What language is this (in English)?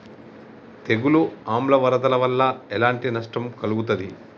Telugu